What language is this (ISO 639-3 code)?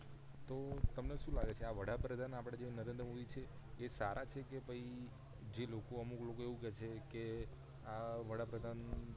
guj